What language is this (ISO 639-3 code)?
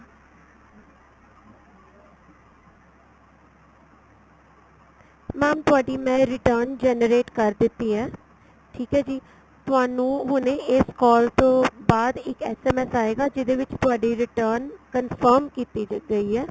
pan